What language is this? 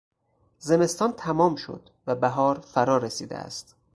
Persian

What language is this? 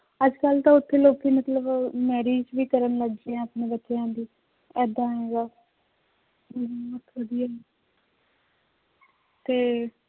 Punjabi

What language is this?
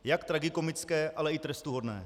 Czech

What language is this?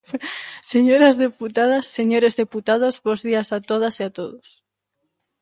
Galician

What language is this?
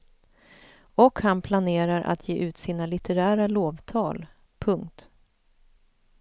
Swedish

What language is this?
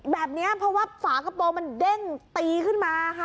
Thai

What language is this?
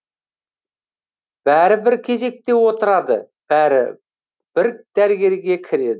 Kazakh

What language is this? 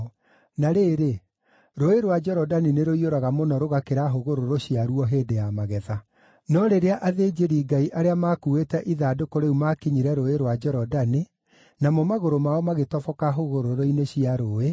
Kikuyu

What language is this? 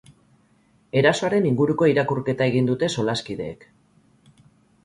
Basque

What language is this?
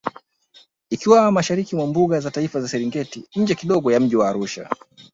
Swahili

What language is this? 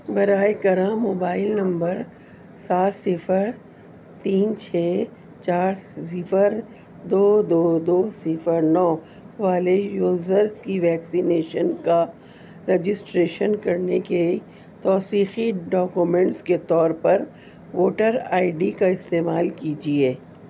Urdu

